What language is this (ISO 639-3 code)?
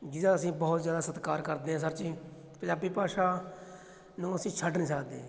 pan